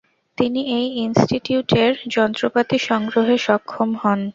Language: Bangla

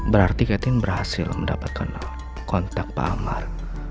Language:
Indonesian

